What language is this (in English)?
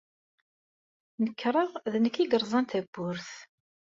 Kabyle